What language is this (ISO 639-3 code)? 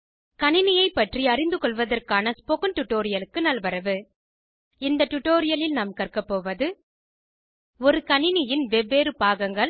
tam